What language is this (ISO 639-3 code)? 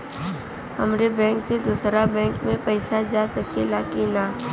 bho